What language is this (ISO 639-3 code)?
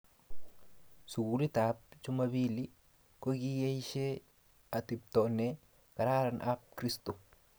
kln